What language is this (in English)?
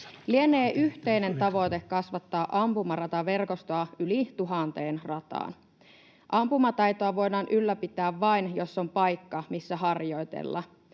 Finnish